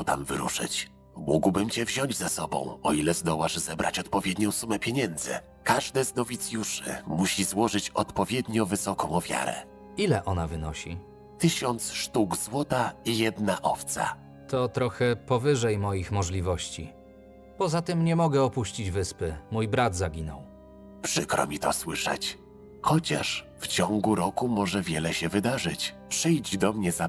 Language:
Polish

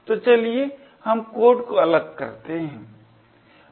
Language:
Hindi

